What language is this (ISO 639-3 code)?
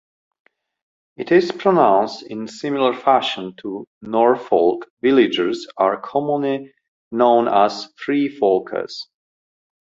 eng